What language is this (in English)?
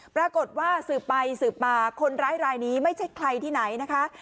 Thai